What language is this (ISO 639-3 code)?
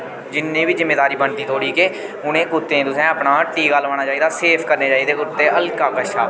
doi